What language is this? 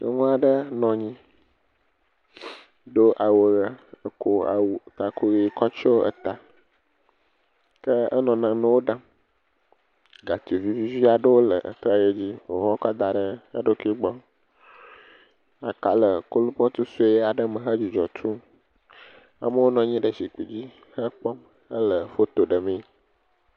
Ewe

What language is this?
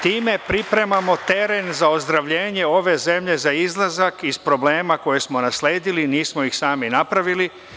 Serbian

